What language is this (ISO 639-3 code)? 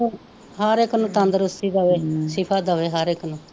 pan